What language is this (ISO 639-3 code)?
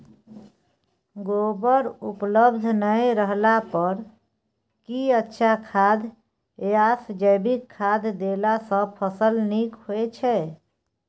mai